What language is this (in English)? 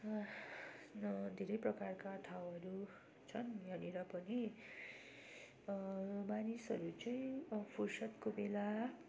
Nepali